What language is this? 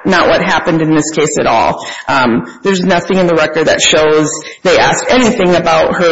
English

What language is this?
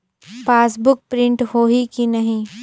Chhattisgarhi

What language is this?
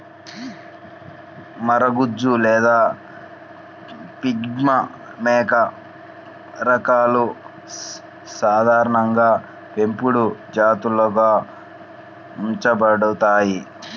Telugu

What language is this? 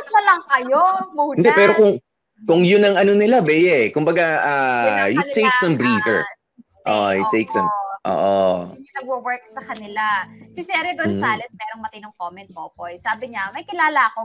Filipino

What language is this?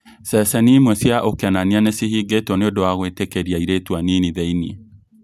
Kikuyu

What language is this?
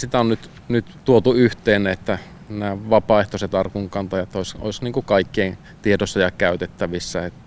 Finnish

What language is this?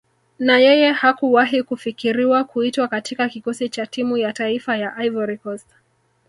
Swahili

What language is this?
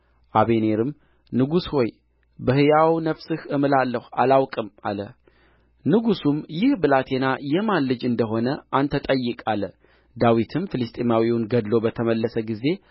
Amharic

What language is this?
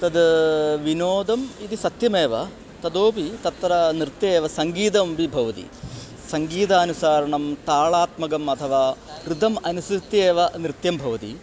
Sanskrit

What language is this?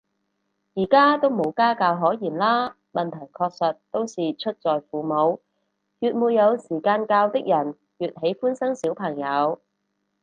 Cantonese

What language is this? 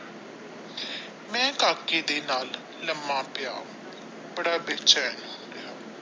Punjabi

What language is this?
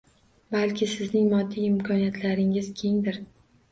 Uzbek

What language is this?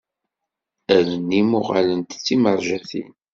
Kabyle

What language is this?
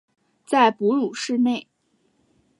Chinese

